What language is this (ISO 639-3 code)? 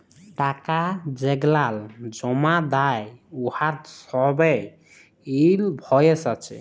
ben